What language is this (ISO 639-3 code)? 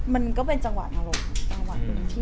tha